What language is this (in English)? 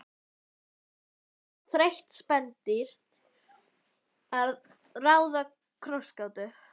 Icelandic